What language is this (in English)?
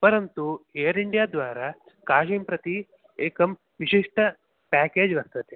Sanskrit